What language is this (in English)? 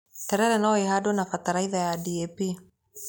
Kikuyu